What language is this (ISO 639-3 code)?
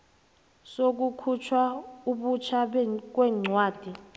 nbl